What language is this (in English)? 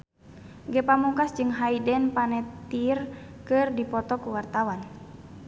Sundanese